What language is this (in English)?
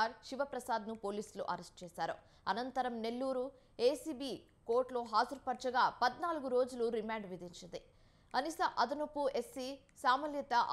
Telugu